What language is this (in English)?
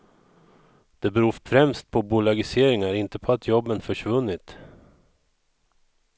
Swedish